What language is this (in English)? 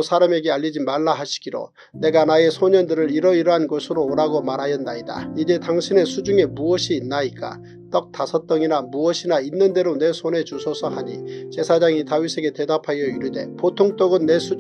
Korean